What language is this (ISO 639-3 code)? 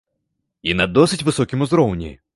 bel